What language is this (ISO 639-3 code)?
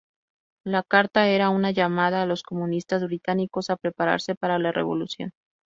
spa